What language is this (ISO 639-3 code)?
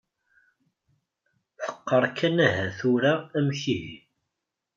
kab